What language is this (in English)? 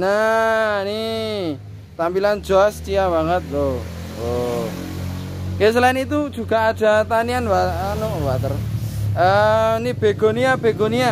Indonesian